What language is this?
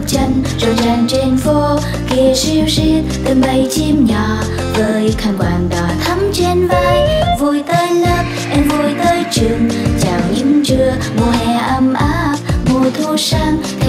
Indonesian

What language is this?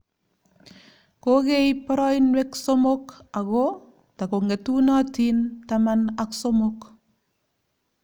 Kalenjin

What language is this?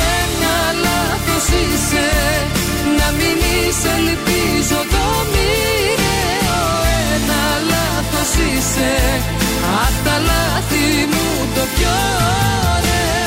Greek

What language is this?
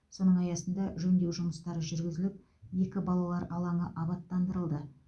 Kazakh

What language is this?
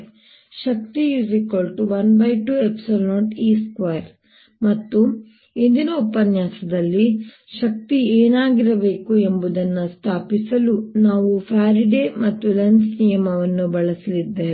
Kannada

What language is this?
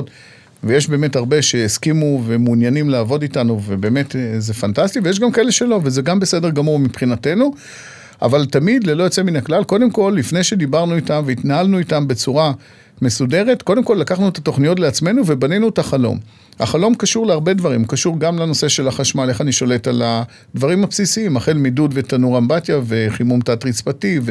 Hebrew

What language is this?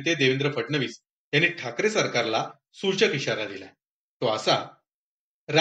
Marathi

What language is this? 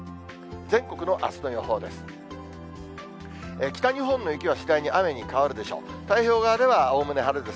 Japanese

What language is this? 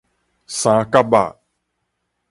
Min Nan Chinese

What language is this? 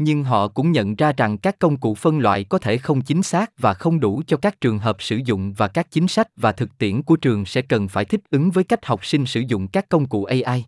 Vietnamese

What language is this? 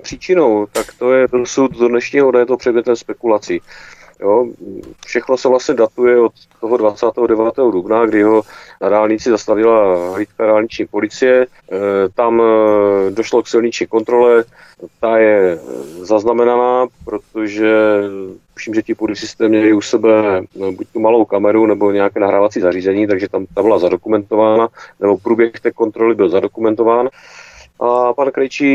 Czech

